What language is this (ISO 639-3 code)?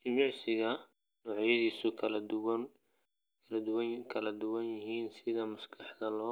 som